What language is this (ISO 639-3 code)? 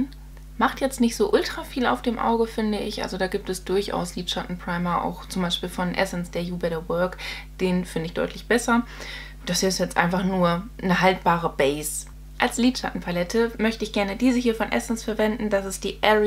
deu